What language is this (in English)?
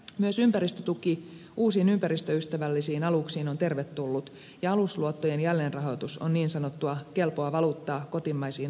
Finnish